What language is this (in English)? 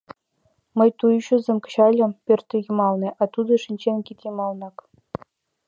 Mari